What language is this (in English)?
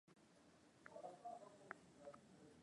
Swahili